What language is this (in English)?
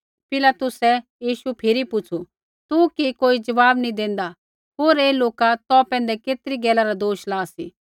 Kullu Pahari